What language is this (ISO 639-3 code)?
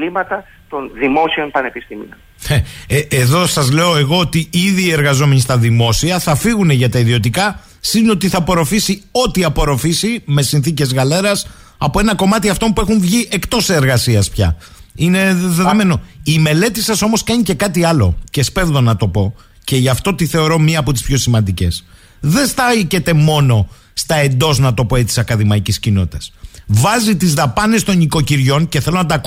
ell